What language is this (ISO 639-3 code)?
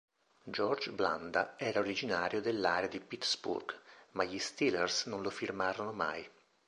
ita